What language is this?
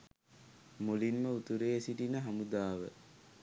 Sinhala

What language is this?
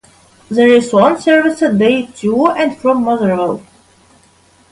English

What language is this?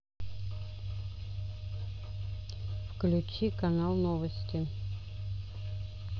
Russian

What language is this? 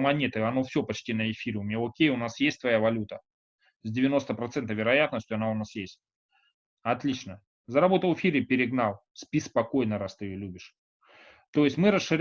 Russian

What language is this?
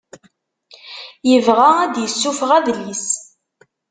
Kabyle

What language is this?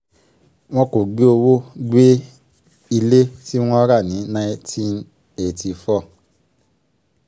Yoruba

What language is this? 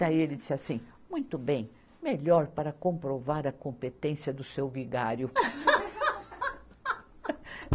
Portuguese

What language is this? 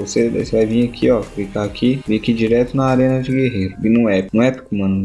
Portuguese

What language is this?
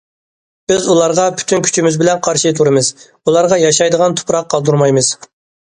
Uyghur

